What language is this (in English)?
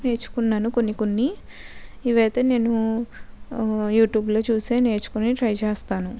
Telugu